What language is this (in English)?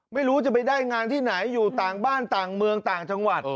Thai